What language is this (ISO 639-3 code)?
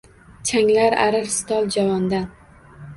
uzb